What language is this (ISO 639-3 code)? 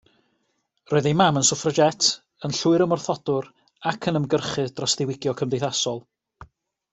cym